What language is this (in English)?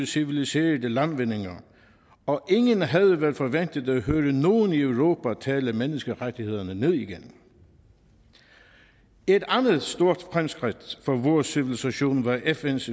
Danish